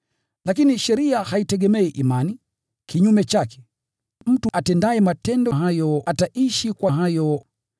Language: Swahili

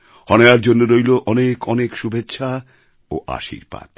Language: Bangla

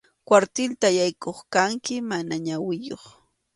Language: Arequipa-La Unión Quechua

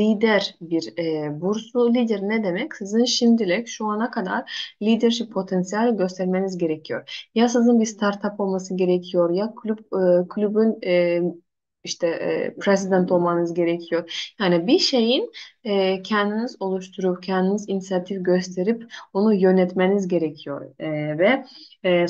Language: Turkish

